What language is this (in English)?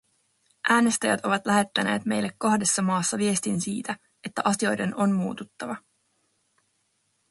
Finnish